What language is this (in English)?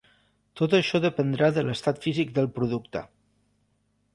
Catalan